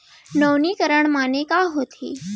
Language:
Chhattisgarhi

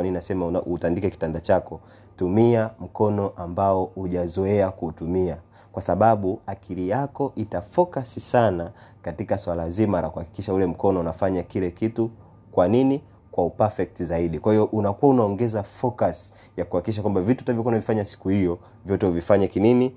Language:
Swahili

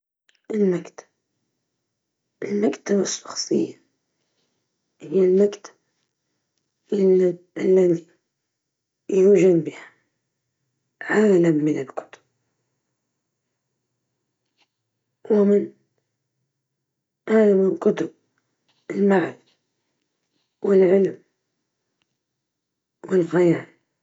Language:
Libyan Arabic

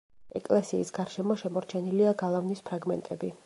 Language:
Georgian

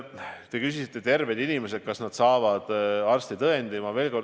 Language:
Estonian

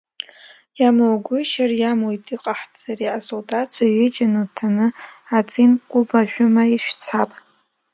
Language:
Abkhazian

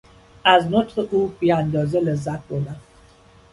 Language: Persian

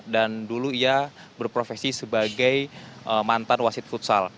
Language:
Indonesian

